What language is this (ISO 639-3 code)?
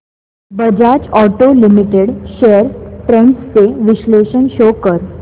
mar